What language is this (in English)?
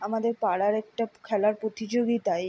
Bangla